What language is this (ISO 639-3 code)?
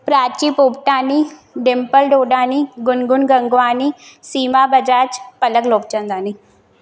snd